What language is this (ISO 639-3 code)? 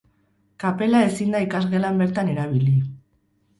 eus